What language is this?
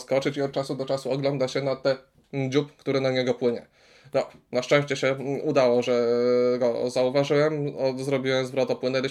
Polish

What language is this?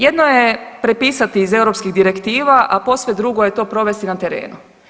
Croatian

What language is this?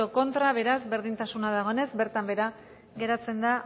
Basque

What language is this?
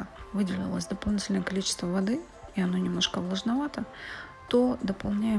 Russian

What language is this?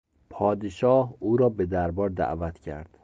Persian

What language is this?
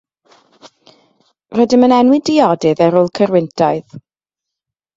Welsh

